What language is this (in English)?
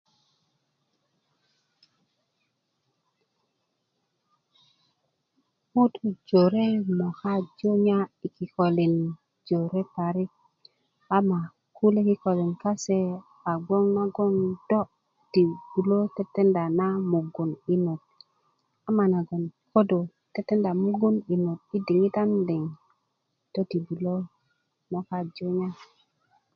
Kuku